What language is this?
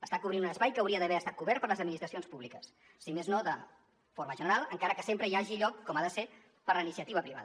Catalan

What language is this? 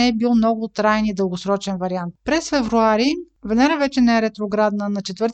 Bulgarian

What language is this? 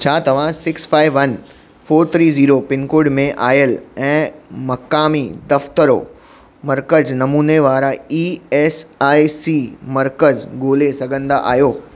Sindhi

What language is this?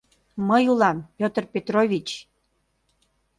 Mari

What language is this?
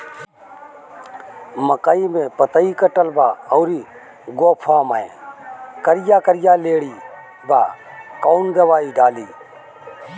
Bhojpuri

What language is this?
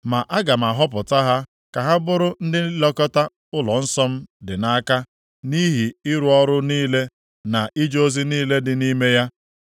Igbo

